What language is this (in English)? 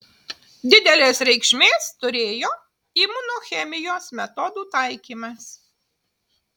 Lithuanian